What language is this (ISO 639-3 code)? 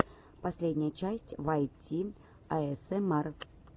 rus